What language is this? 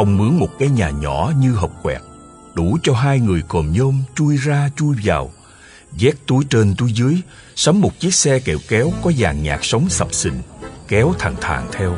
Vietnamese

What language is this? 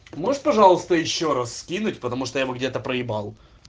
Russian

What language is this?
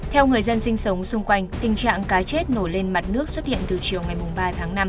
Vietnamese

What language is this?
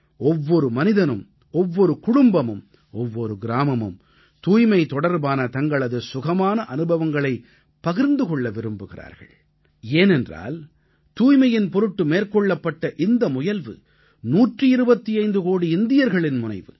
Tamil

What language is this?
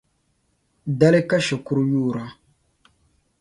Dagbani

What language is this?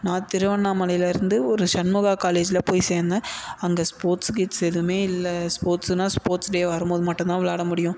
Tamil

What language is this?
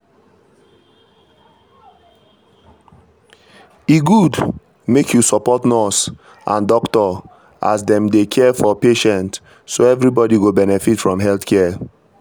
Nigerian Pidgin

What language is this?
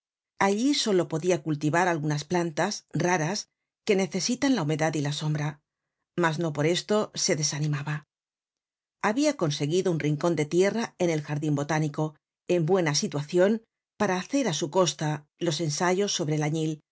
Spanish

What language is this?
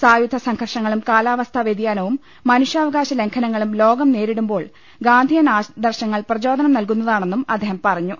Malayalam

